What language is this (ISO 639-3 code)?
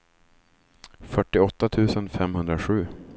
swe